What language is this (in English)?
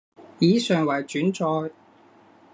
Cantonese